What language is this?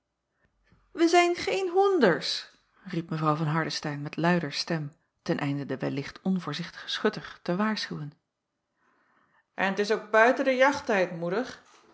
Dutch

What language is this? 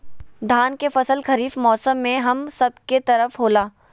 Magahi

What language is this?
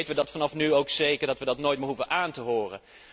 Dutch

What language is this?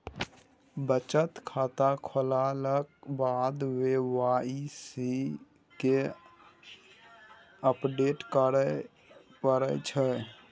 Maithili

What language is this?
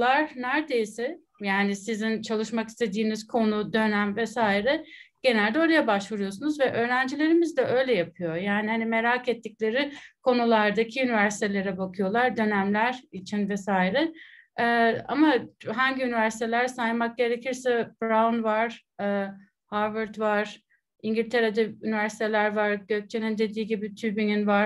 Turkish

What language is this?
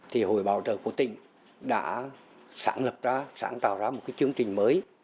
Vietnamese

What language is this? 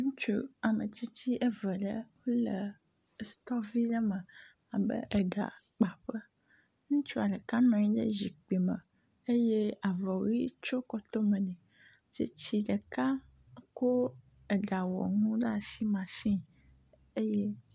Ewe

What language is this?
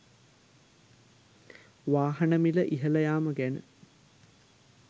Sinhala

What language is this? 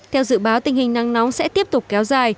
Vietnamese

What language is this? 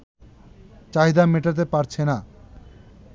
Bangla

